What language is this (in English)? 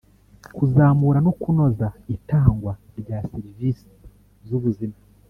Kinyarwanda